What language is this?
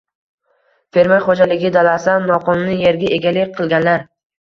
Uzbek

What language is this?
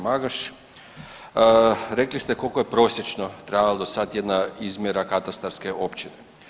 Croatian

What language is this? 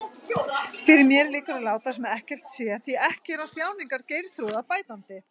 Icelandic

